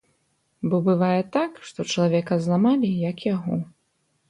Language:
Belarusian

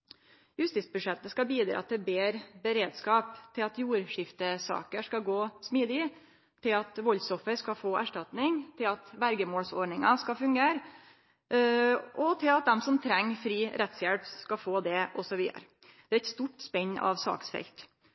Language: Norwegian Nynorsk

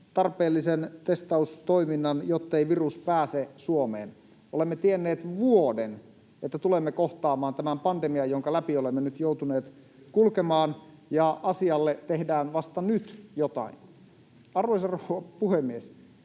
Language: Finnish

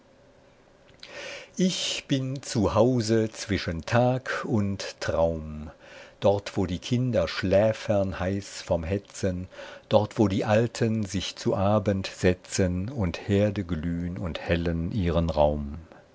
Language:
German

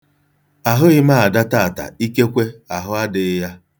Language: Igbo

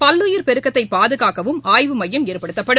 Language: Tamil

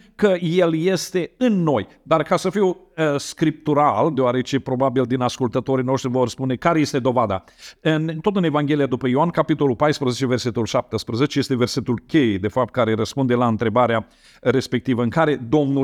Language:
Romanian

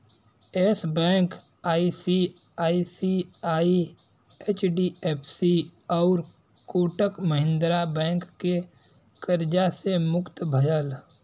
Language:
Bhojpuri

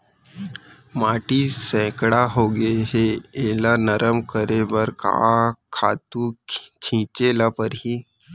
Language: Chhattisgarhi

